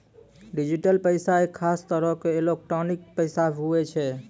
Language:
Maithili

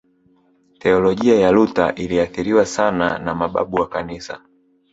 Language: Swahili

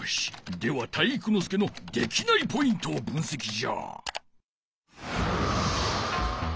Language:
Japanese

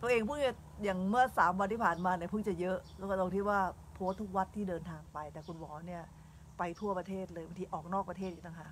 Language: Thai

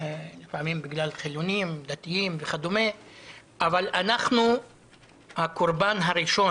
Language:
Hebrew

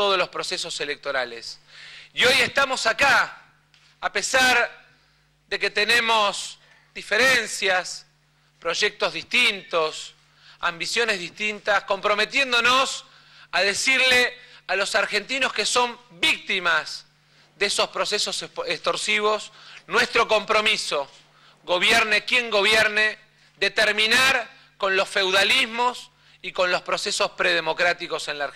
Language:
Spanish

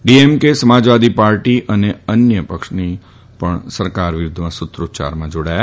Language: Gujarati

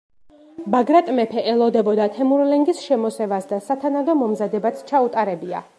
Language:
Georgian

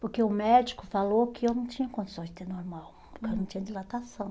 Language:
Portuguese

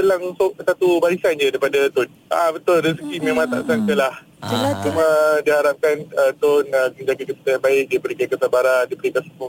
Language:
Malay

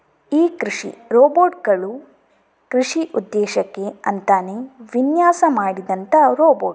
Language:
Kannada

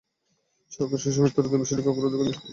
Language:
Bangla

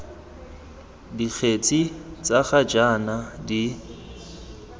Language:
Tswana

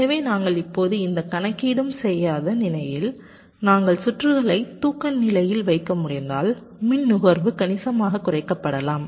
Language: Tamil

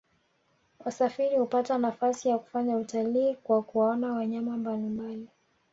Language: Swahili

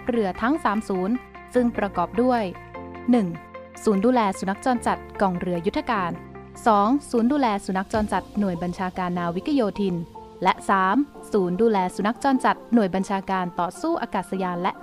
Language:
Thai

